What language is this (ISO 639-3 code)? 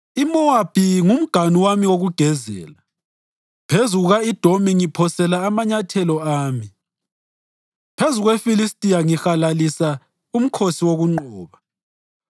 nde